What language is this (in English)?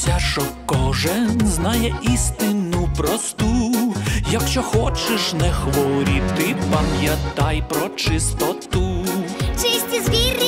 Ukrainian